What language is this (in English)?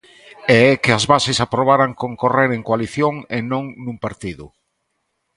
Galician